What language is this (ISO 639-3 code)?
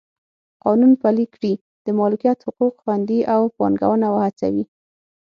pus